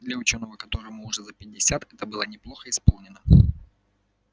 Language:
Russian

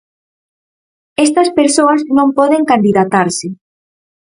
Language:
Galician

